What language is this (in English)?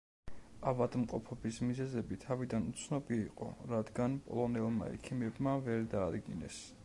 Georgian